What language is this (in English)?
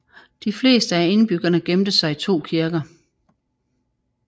Danish